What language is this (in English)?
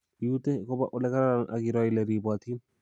Kalenjin